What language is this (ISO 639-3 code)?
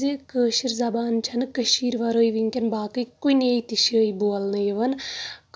kas